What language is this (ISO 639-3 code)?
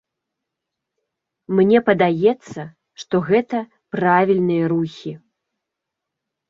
bel